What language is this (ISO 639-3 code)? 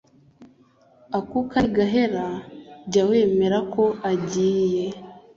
kin